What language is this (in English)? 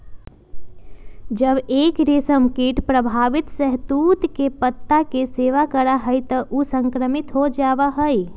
Magahi